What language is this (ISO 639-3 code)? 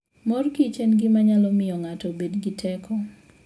luo